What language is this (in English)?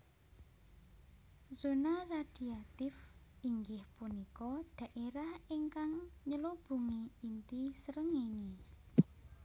Javanese